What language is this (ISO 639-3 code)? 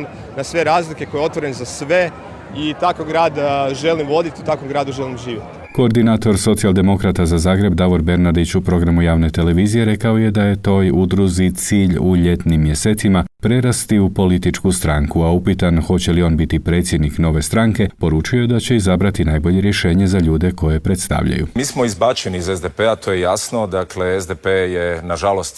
hrv